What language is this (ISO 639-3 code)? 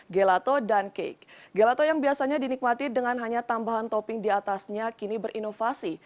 ind